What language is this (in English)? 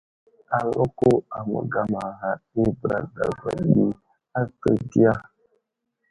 Wuzlam